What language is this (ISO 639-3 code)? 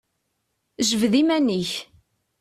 kab